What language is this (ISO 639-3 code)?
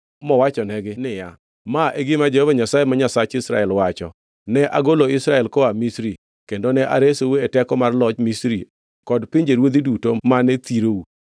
luo